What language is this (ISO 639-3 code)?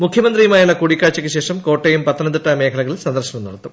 mal